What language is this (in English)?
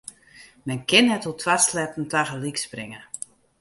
Western Frisian